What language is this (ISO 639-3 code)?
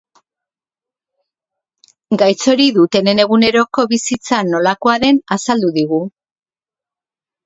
eus